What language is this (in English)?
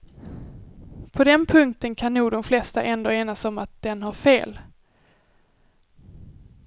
Swedish